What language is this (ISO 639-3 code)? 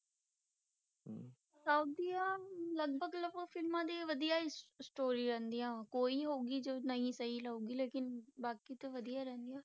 pan